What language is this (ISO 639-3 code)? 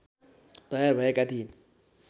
nep